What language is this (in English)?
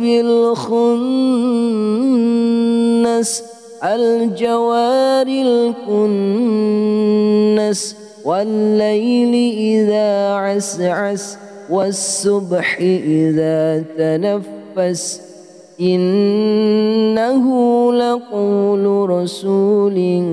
Arabic